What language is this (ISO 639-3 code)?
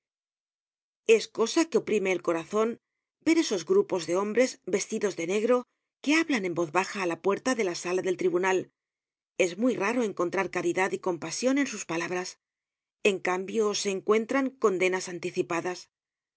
spa